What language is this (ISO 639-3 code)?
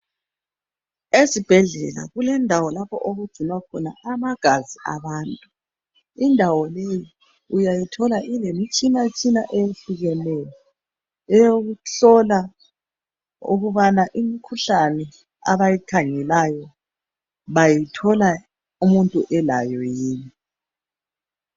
nde